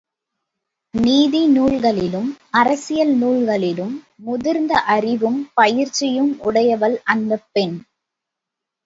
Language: Tamil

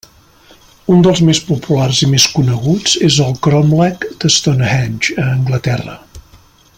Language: Catalan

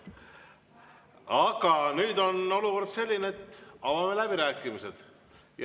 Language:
Estonian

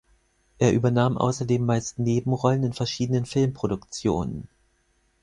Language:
German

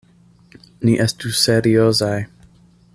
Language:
Esperanto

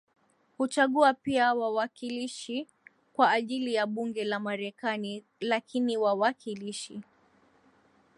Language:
Swahili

